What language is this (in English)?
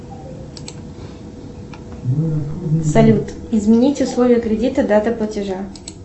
Russian